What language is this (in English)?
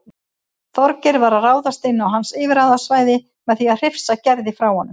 Icelandic